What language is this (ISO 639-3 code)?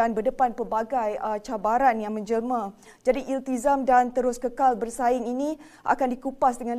msa